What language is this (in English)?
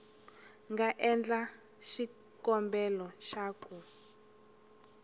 Tsonga